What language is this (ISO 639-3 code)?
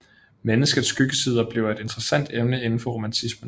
dan